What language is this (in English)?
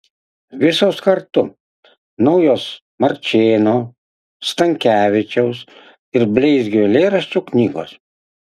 Lithuanian